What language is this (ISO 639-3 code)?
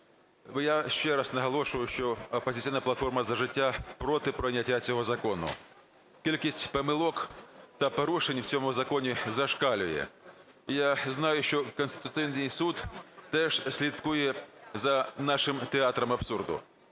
ukr